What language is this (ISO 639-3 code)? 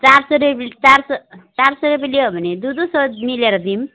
nep